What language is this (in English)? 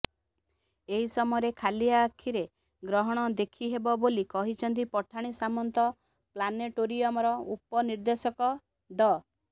Odia